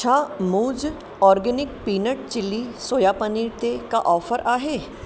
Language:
Sindhi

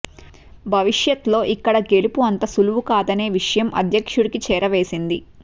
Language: Telugu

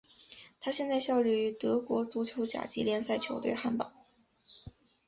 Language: Chinese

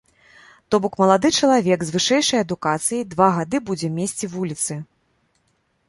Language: Belarusian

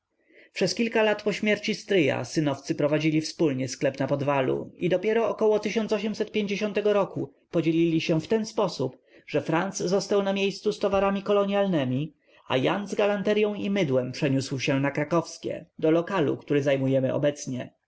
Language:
Polish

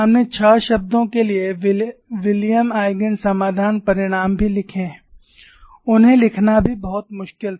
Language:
Hindi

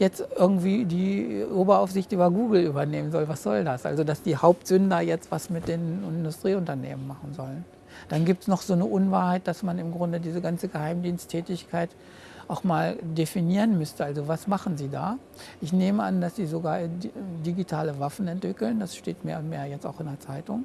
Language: German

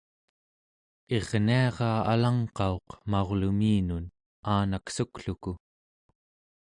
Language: Central Yupik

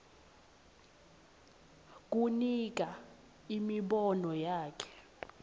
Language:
Swati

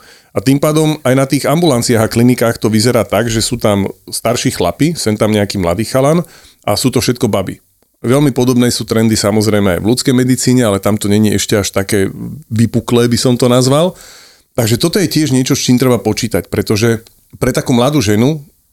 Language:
Slovak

